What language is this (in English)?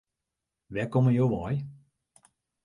Western Frisian